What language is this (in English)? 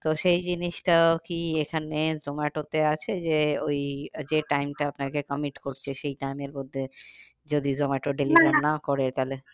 Bangla